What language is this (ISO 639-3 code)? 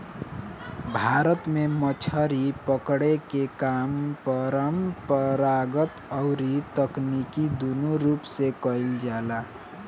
bho